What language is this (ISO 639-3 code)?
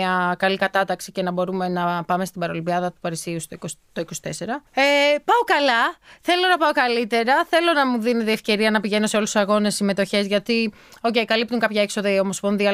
ell